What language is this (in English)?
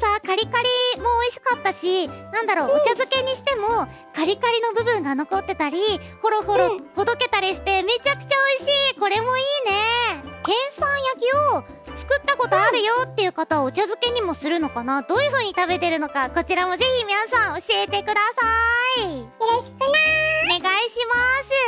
Japanese